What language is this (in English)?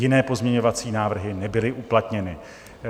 Czech